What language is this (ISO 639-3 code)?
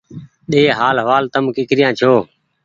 gig